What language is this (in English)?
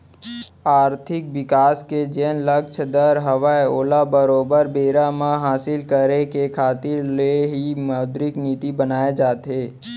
Chhattisgarhi